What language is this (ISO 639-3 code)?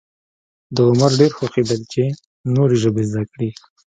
pus